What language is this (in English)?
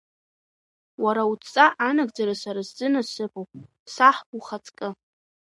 Abkhazian